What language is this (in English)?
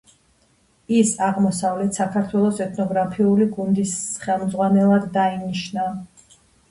Georgian